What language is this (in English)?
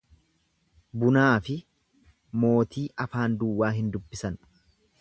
Oromo